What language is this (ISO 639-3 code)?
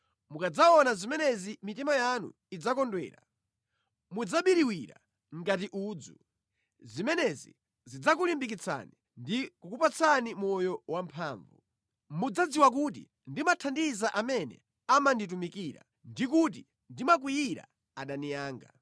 nya